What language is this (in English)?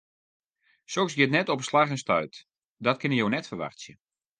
Western Frisian